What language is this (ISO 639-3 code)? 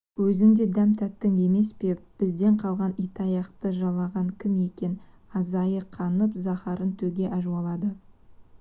kaz